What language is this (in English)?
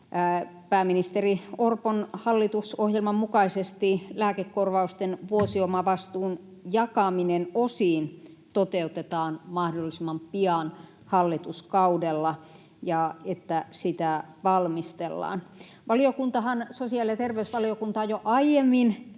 Finnish